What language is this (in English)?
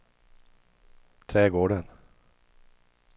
Swedish